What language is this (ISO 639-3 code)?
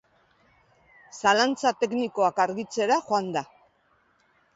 eus